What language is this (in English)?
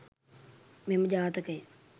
Sinhala